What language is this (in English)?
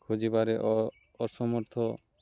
Odia